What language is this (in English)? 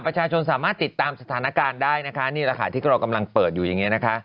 Thai